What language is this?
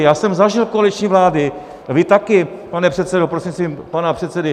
Czech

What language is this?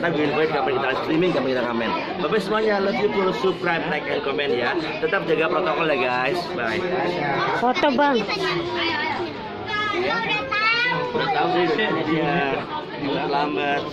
Indonesian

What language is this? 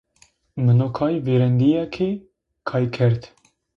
Zaza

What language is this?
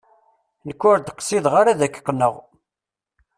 Kabyle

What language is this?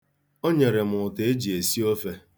Igbo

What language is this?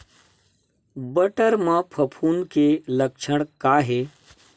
Chhattisgarhi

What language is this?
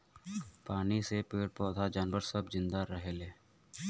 Bhojpuri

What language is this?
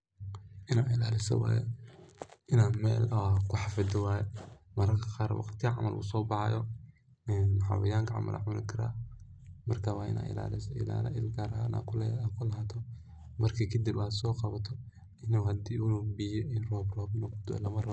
Somali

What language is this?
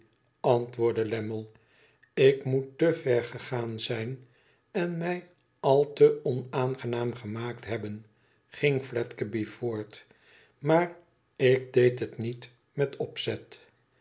Dutch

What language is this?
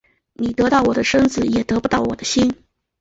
Chinese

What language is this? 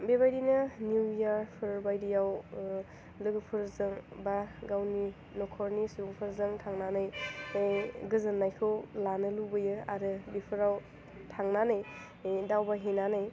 Bodo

